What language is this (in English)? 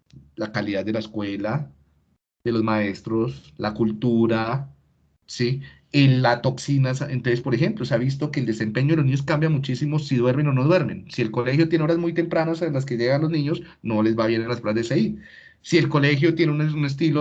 Spanish